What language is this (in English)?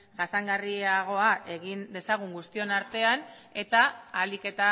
Basque